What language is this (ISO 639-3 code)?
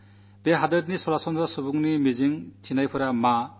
mal